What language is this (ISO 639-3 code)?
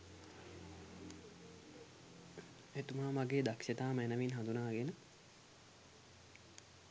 sin